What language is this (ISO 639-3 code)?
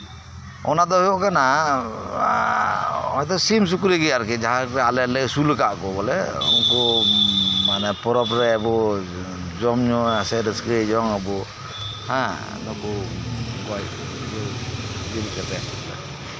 sat